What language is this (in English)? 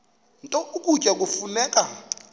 Xhosa